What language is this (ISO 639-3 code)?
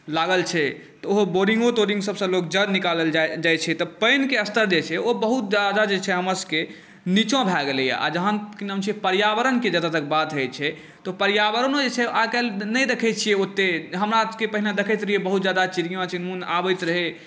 mai